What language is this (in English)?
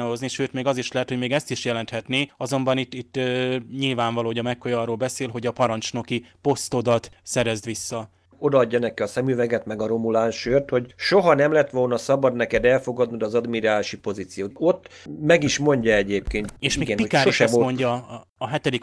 Hungarian